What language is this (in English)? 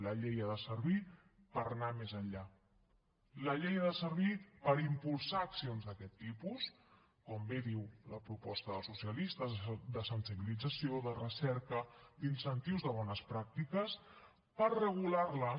Catalan